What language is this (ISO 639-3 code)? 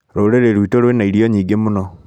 kik